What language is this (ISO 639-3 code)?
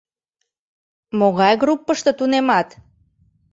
chm